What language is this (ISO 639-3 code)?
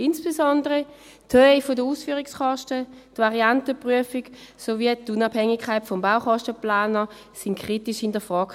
gsw